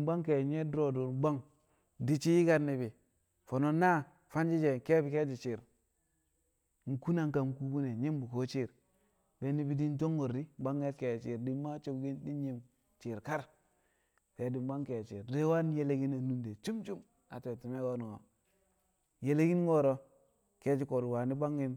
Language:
Kamo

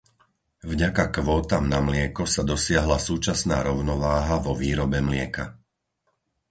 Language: Slovak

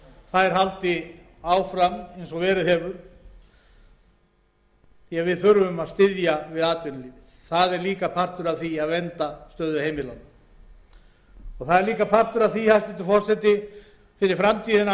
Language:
Icelandic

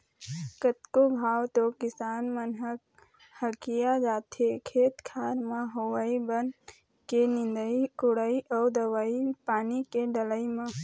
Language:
Chhattisgarhi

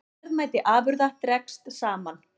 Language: Icelandic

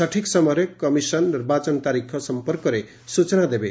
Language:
Odia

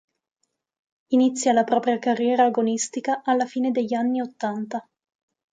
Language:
Italian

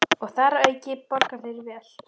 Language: Icelandic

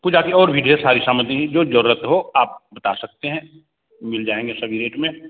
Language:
Hindi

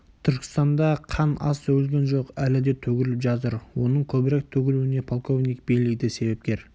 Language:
Kazakh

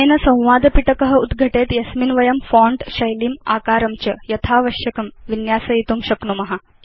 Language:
Sanskrit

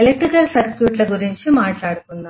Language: Telugu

